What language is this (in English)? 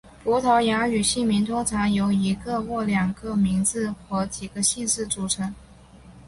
Chinese